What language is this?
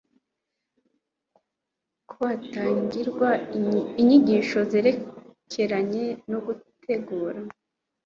Kinyarwanda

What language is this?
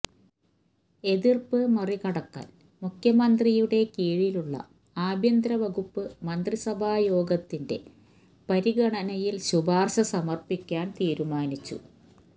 Malayalam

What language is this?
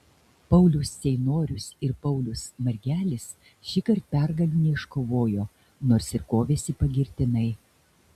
Lithuanian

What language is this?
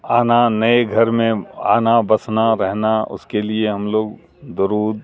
Urdu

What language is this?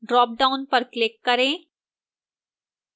Hindi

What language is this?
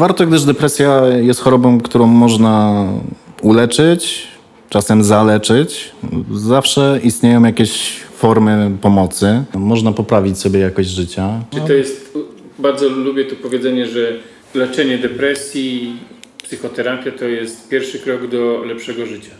Polish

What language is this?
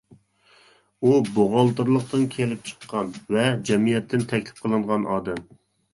Uyghur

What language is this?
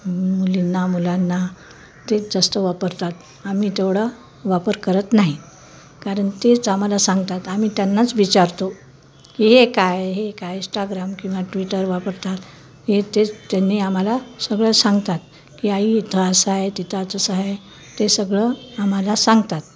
Marathi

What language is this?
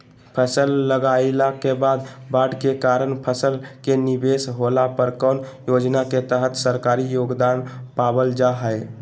Magahi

